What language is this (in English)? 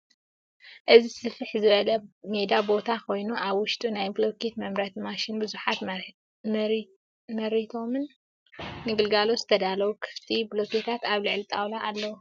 Tigrinya